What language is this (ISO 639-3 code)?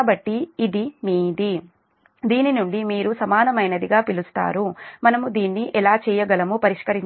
tel